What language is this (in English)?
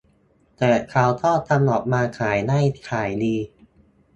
Thai